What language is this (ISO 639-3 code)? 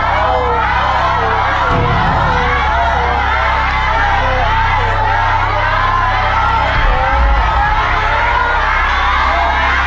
tha